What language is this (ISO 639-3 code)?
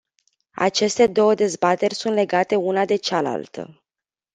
ron